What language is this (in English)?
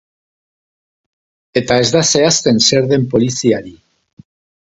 Basque